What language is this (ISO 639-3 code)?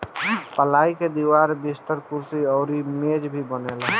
bho